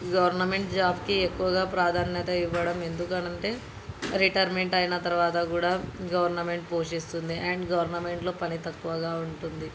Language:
Telugu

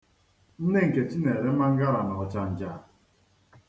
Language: Igbo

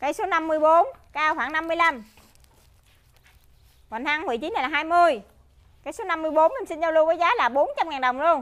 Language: Vietnamese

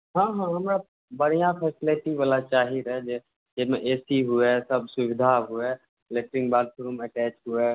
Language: Maithili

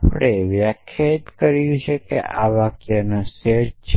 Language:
Gujarati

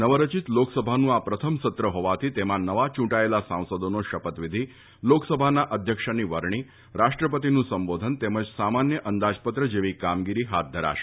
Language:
Gujarati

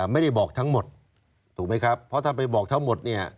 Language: Thai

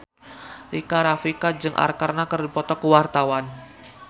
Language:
Sundanese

